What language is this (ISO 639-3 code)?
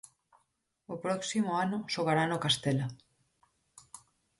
glg